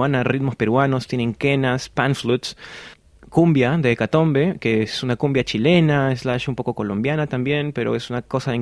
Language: Spanish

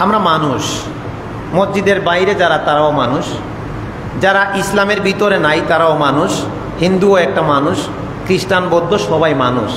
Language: Bangla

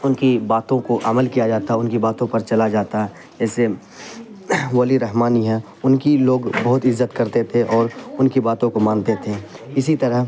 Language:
Urdu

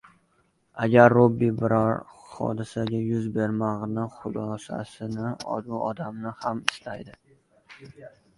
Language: Uzbek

